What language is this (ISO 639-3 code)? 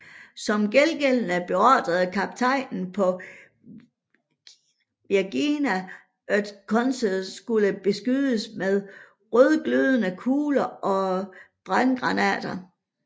dan